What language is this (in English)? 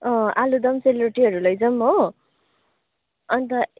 Nepali